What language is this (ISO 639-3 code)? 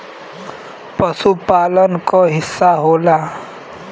bho